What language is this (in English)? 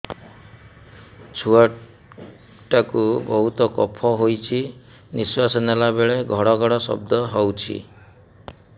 Odia